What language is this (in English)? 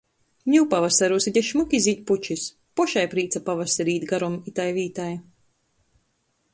Latgalian